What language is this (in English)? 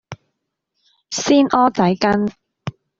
Cantonese